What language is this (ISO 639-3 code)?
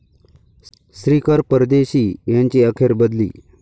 mar